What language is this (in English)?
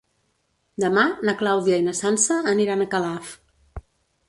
Catalan